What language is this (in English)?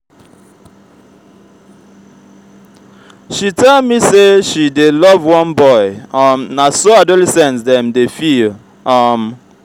Nigerian Pidgin